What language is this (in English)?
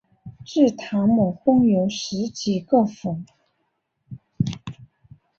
Chinese